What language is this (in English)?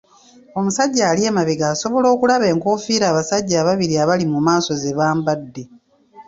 Ganda